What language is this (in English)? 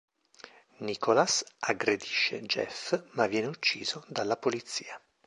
Italian